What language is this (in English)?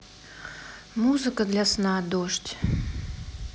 Russian